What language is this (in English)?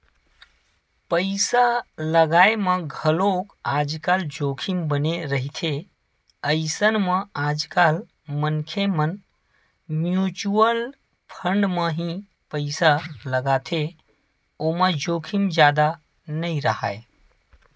Chhattisgarhi